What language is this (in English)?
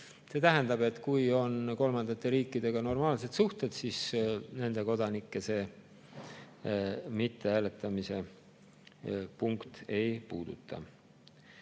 Estonian